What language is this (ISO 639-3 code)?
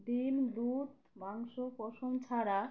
ben